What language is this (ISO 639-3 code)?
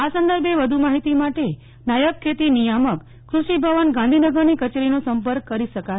guj